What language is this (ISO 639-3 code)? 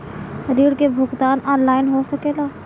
bho